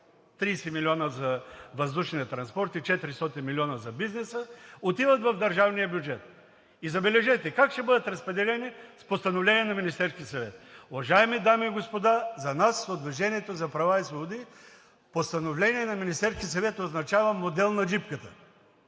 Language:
Bulgarian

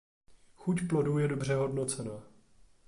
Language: Czech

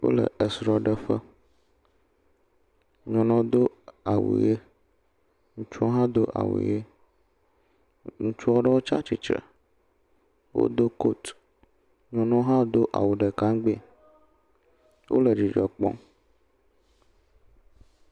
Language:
Ewe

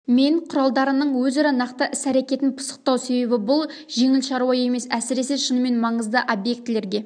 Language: Kazakh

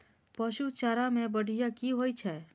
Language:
Maithili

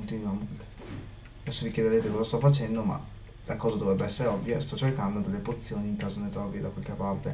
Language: Italian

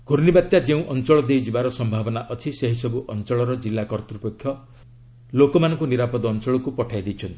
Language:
Odia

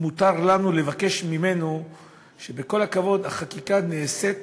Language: Hebrew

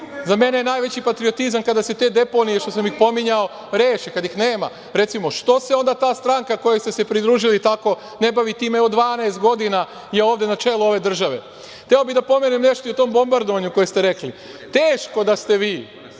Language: Serbian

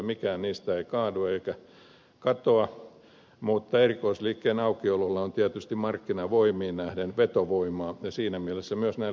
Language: Finnish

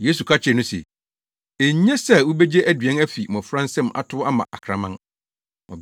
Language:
Akan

